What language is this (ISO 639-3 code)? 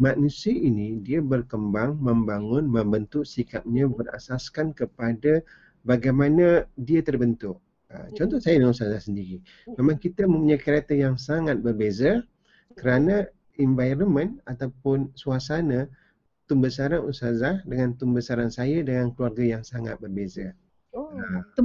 msa